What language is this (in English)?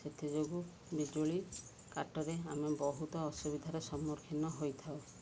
Odia